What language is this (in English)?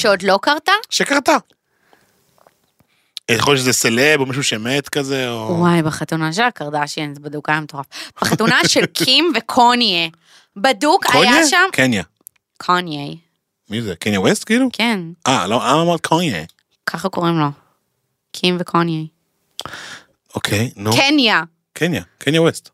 Hebrew